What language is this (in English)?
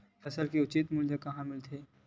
Chhattisgarhi